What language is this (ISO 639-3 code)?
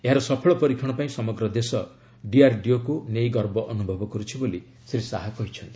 ori